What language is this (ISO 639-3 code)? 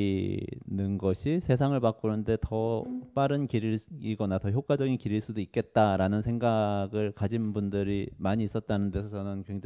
kor